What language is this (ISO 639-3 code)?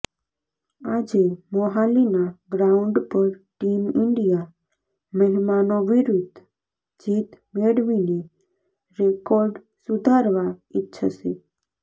guj